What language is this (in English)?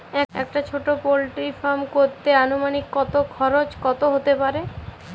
Bangla